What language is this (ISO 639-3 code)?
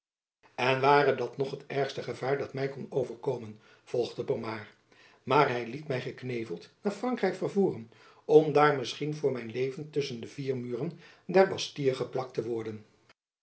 nld